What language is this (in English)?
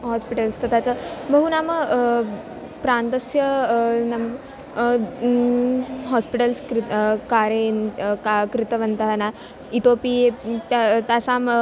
Sanskrit